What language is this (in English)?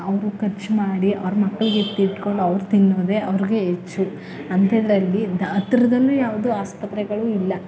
Kannada